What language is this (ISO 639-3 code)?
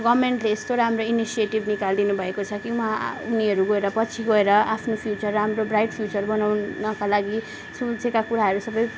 nep